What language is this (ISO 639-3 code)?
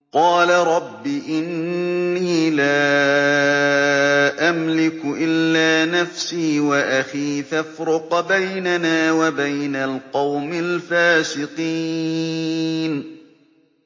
ara